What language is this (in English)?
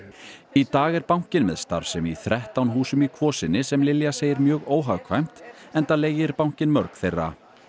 Icelandic